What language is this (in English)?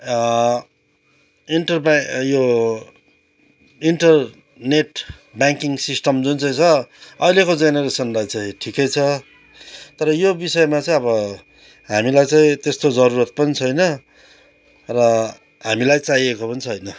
Nepali